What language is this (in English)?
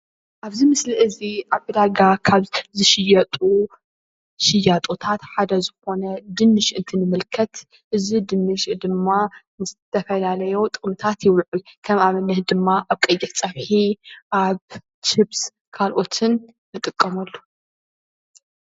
Tigrinya